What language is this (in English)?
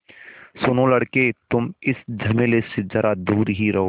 Hindi